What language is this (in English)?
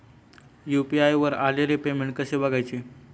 Marathi